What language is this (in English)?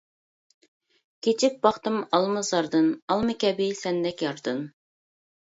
Uyghur